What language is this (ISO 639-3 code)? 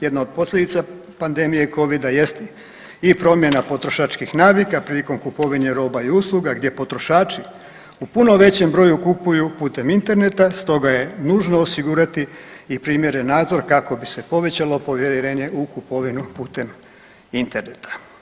hrv